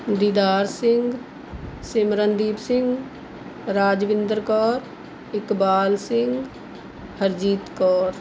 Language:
Punjabi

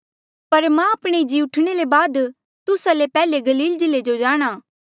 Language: Mandeali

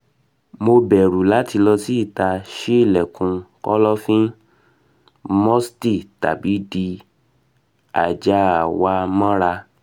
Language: Yoruba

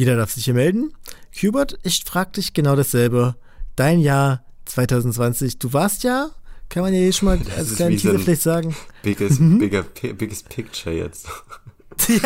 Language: German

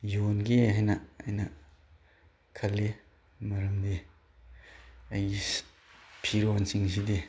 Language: Manipuri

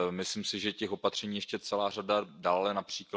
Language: Czech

